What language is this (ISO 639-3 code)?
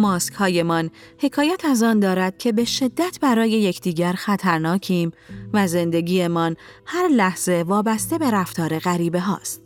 fas